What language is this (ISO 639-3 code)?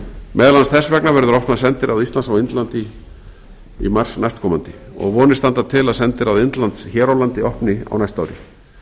isl